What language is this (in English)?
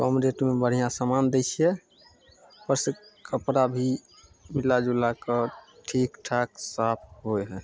Maithili